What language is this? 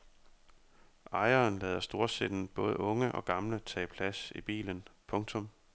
Danish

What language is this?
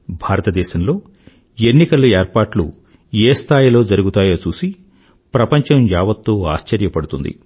Telugu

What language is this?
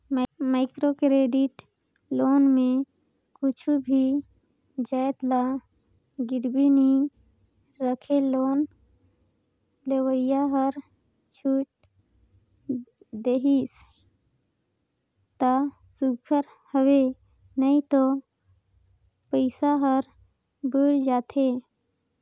Chhattisgarhi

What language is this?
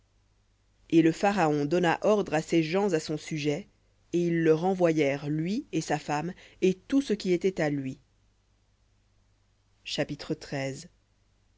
French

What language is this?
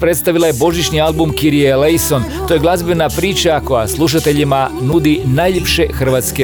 Croatian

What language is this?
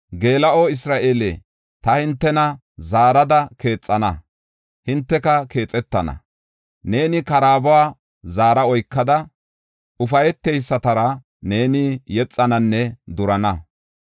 Gofa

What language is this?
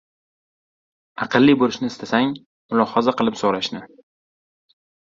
Uzbek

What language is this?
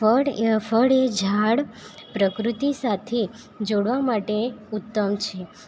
Gujarati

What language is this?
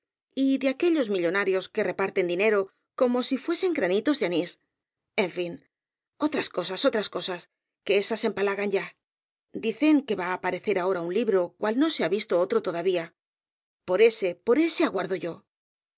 Spanish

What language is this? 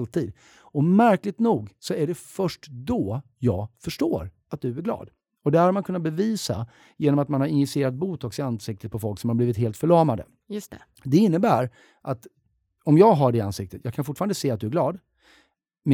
Swedish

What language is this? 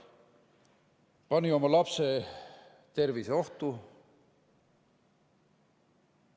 Estonian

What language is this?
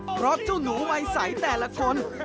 Thai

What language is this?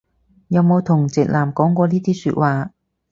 Cantonese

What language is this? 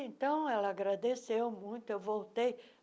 Portuguese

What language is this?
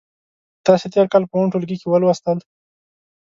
Pashto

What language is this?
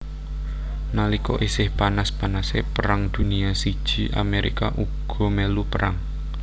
Javanese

